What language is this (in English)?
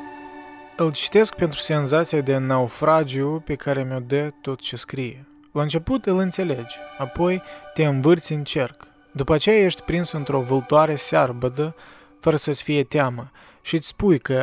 Romanian